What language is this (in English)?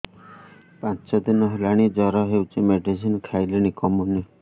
Odia